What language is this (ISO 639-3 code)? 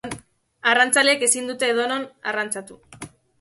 eus